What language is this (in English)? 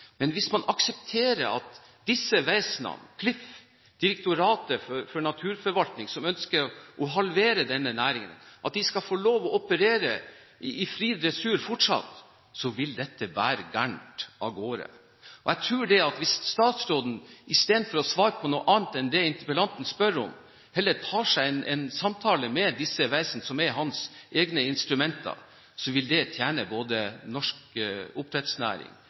Norwegian Bokmål